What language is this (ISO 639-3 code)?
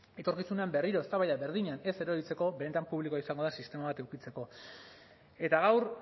eus